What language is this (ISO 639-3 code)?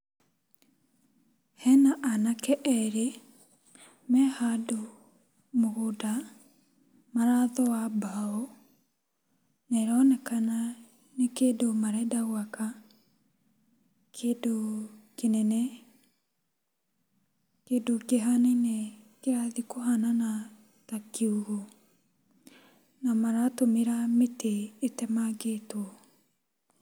kik